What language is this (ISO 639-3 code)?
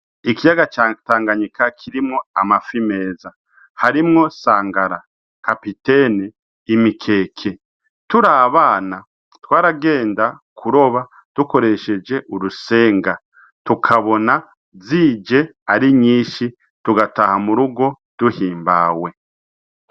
run